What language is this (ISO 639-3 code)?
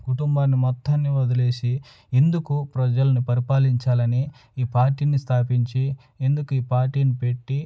tel